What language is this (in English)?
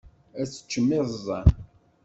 Kabyle